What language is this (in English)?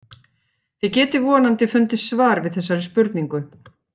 Icelandic